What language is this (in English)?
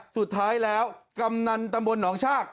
Thai